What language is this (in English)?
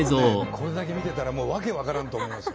Japanese